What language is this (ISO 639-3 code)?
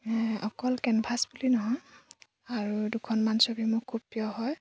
asm